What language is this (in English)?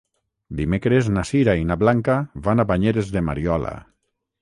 Catalan